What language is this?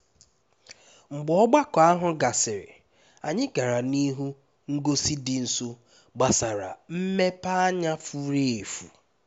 Igbo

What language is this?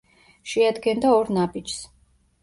Georgian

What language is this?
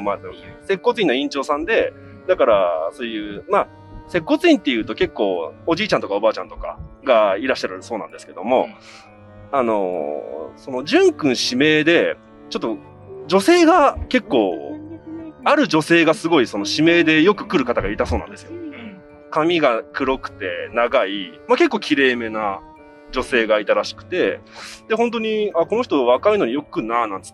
Japanese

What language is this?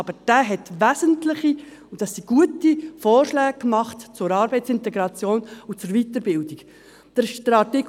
Swiss German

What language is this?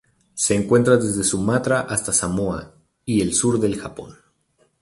Spanish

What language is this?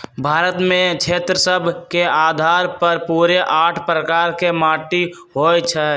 Magahi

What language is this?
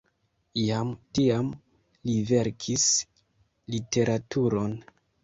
Esperanto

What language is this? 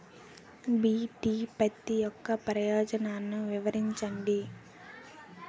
Telugu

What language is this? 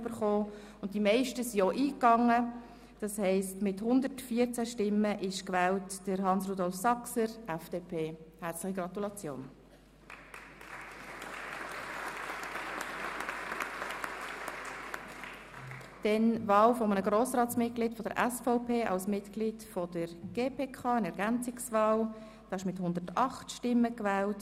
Swiss German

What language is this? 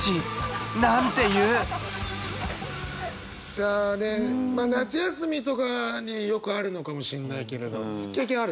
Japanese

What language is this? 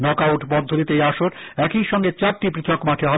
Bangla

